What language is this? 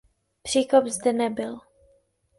Czech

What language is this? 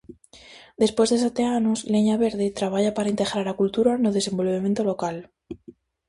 Galician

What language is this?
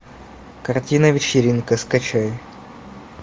Russian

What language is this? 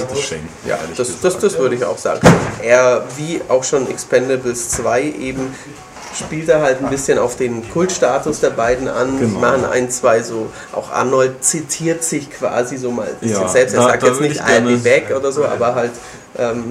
German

